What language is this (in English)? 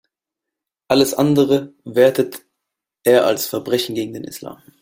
German